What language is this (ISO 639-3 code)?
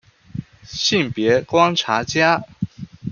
zho